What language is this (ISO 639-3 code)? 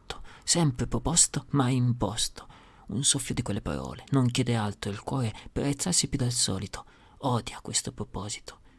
ita